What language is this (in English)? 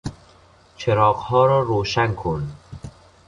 Persian